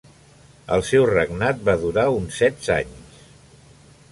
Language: Catalan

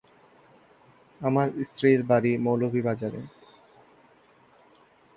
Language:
Bangla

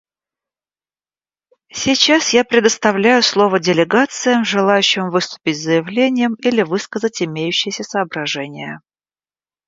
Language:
Russian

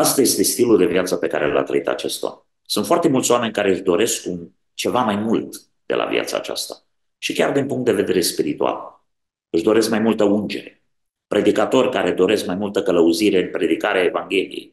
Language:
Romanian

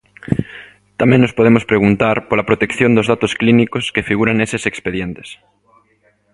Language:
Galician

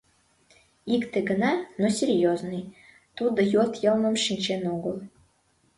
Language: Mari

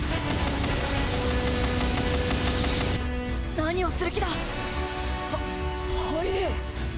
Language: Japanese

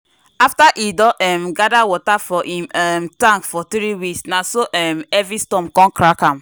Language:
Nigerian Pidgin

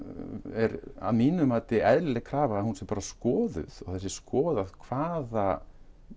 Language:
Icelandic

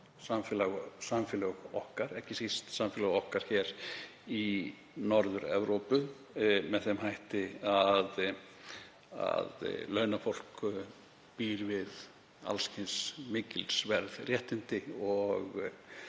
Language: Icelandic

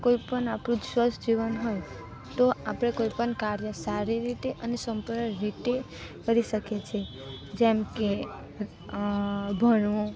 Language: Gujarati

